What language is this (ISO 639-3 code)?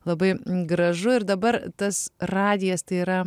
lit